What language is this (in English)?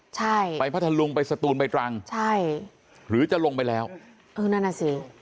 Thai